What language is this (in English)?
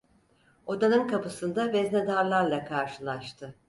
Turkish